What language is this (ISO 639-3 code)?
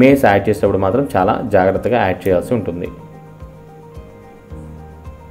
hin